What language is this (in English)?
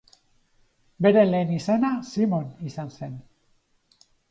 Basque